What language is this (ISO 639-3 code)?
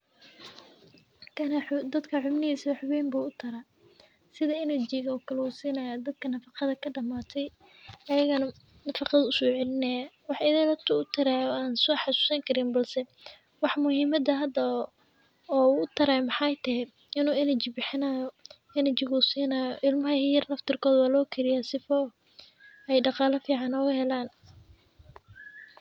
som